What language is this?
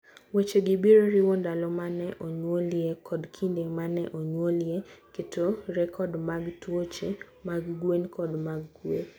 Luo (Kenya and Tanzania)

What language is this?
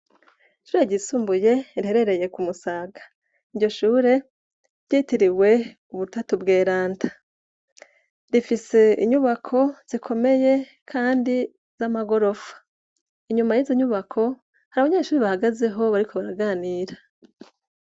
Rundi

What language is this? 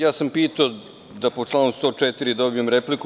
Serbian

